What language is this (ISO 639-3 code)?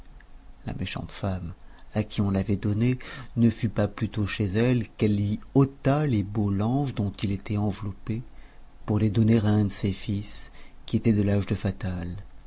fra